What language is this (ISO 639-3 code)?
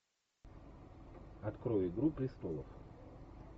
rus